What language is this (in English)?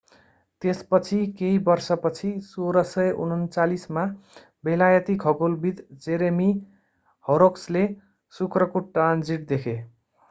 Nepali